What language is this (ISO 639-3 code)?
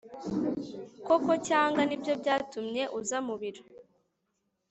kin